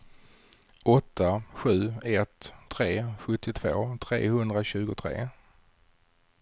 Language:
Swedish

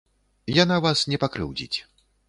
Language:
Belarusian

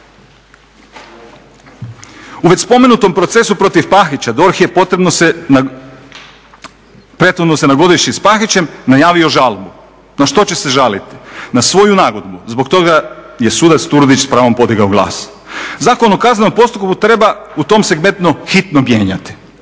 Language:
Croatian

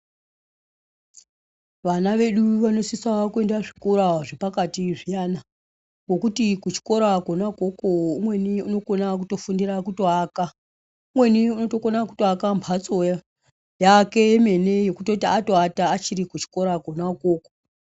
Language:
Ndau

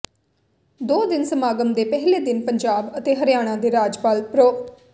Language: Punjabi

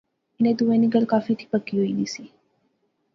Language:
Pahari-Potwari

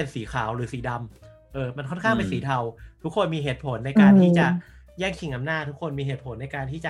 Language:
Thai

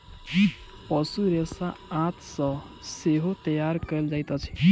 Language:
Maithili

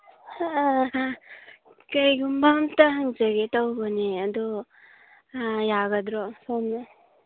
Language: Manipuri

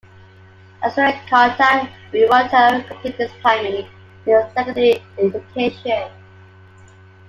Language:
English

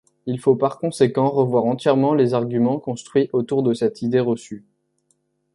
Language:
French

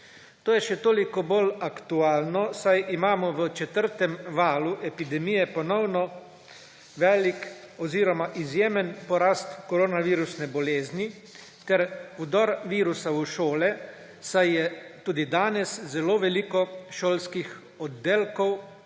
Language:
Slovenian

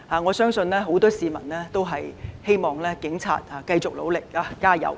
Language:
Cantonese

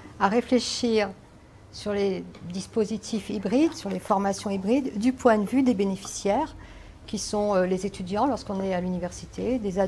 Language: French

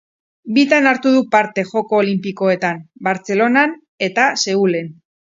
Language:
Basque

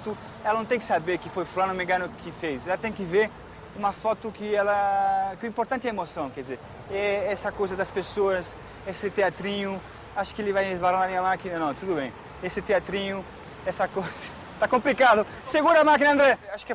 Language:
Portuguese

